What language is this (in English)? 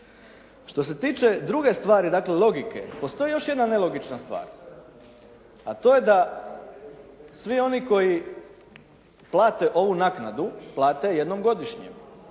Croatian